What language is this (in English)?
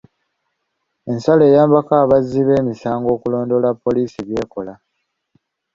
Ganda